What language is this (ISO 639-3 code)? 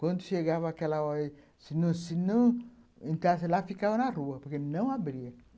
por